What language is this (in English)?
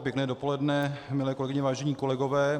Czech